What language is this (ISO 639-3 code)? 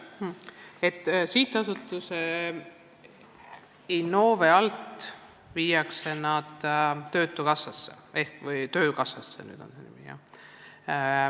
est